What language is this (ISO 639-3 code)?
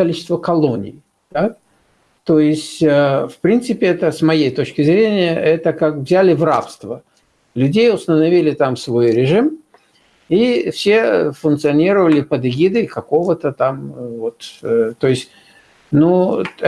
rus